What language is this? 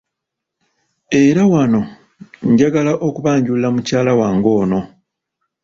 Ganda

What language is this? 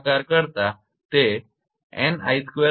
Gujarati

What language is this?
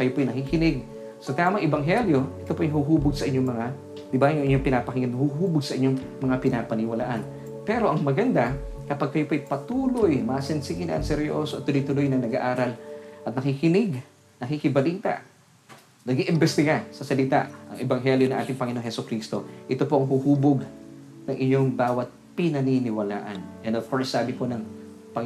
Filipino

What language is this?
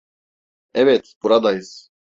Turkish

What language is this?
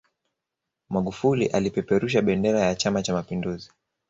Swahili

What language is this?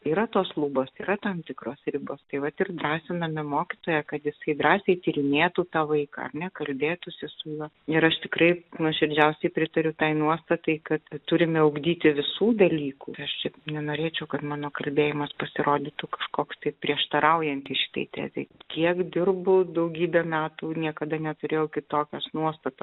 Lithuanian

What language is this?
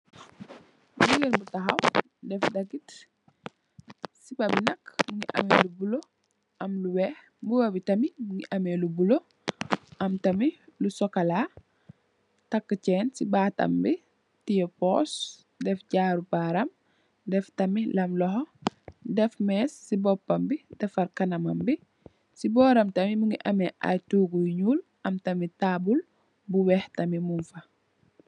Wolof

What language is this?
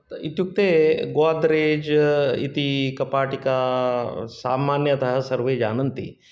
Sanskrit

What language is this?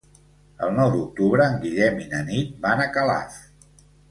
Catalan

